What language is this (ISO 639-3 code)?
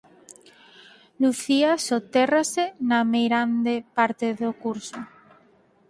glg